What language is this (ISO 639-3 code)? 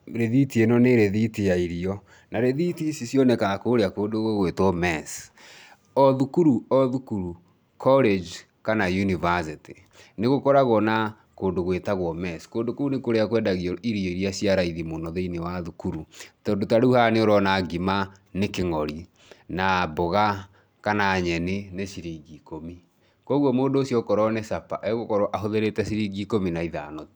kik